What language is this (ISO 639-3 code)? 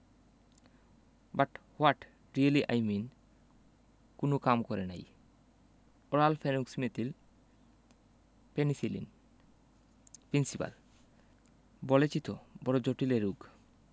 ben